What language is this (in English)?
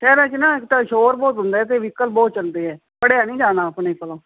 Punjabi